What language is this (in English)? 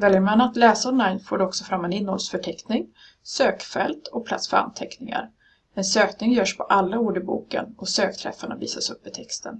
Swedish